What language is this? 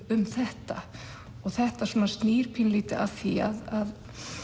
Icelandic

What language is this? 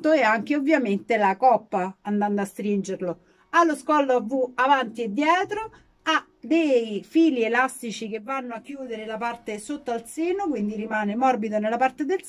Italian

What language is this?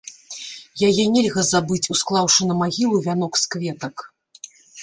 Belarusian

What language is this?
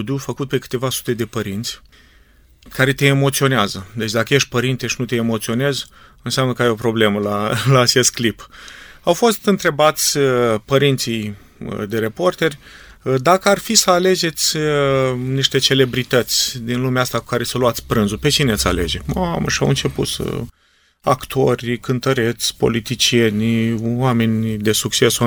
Romanian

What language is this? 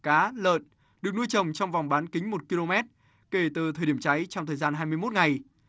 Vietnamese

